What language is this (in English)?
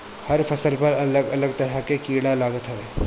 Bhojpuri